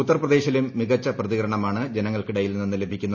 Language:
Malayalam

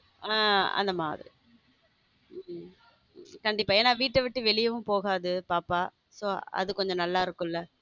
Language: Tamil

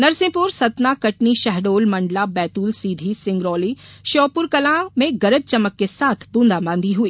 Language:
Hindi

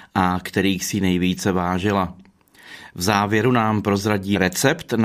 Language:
Czech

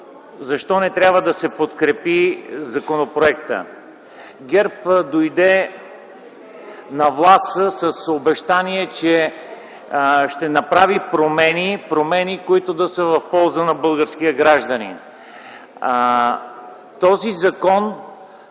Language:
Bulgarian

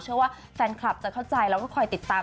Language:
Thai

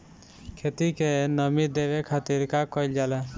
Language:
Bhojpuri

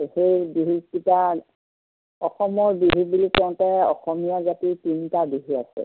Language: Assamese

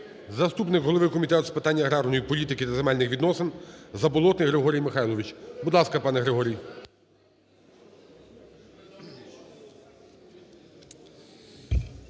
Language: Ukrainian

